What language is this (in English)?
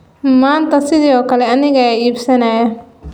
Somali